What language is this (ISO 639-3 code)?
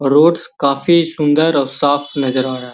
mag